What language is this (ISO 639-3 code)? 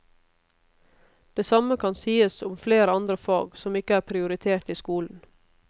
nor